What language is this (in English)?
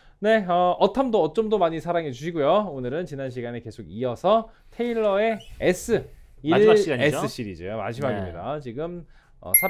Korean